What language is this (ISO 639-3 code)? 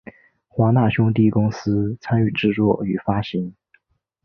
zho